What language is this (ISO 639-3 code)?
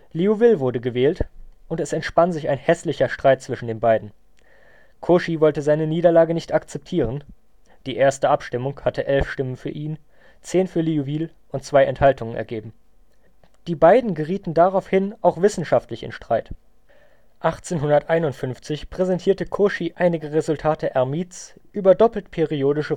deu